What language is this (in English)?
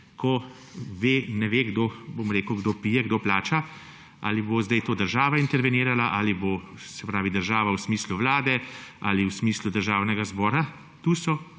Slovenian